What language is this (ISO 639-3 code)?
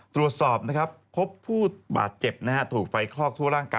tha